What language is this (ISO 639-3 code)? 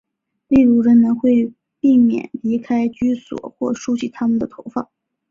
zho